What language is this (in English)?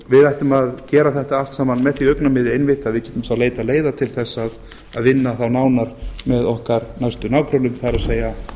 Icelandic